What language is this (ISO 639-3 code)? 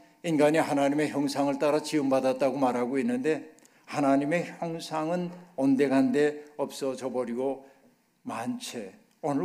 kor